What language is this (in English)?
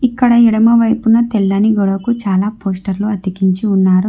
Telugu